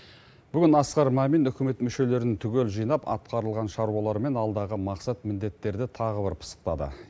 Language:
Kazakh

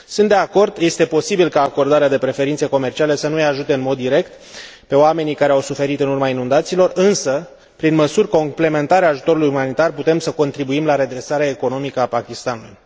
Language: Romanian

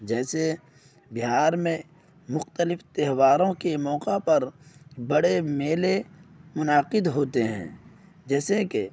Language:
Urdu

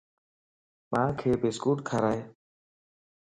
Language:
Lasi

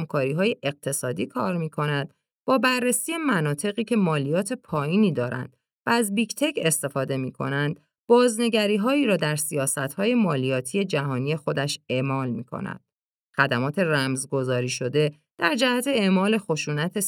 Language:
Persian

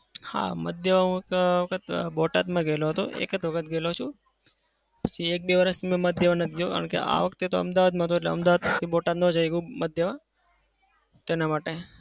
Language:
Gujarati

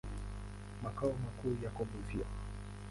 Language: Swahili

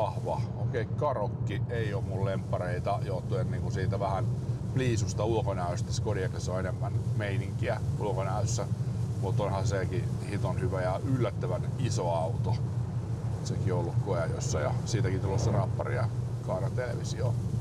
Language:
Finnish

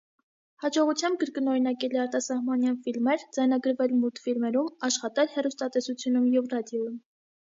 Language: Armenian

